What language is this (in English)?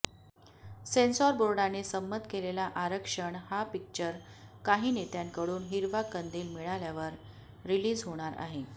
Marathi